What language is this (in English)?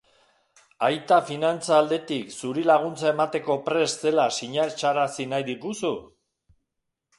Basque